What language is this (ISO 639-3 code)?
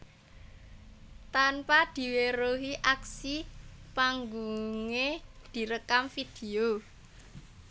jav